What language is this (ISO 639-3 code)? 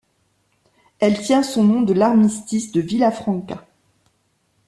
fra